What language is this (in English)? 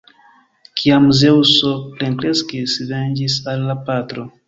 Esperanto